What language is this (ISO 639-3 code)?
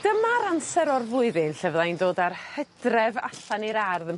cym